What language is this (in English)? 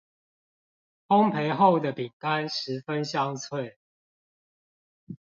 Chinese